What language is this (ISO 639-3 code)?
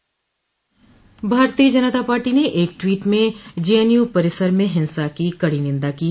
hin